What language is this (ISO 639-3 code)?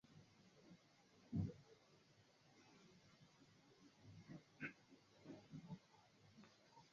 swa